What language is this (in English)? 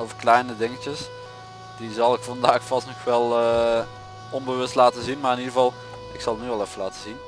Dutch